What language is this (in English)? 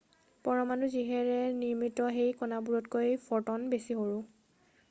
Assamese